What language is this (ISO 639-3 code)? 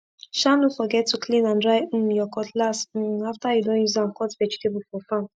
pcm